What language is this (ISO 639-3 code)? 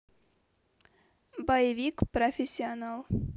rus